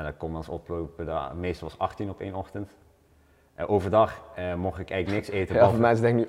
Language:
Dutch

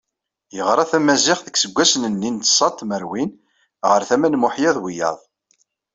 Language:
Kabyle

